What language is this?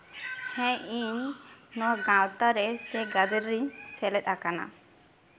Santali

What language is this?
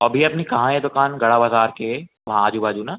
Hindi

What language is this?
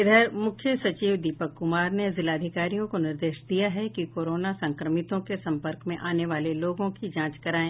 Hindi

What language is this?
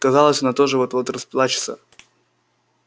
Russian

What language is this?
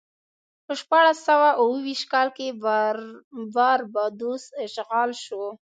Pashto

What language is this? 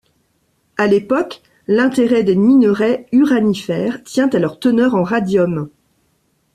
French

